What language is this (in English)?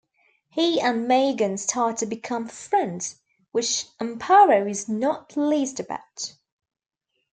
English